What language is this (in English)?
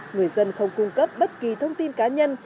Vietnamese